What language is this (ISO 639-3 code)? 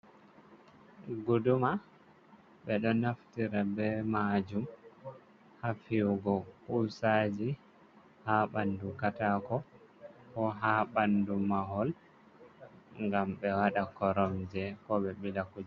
ful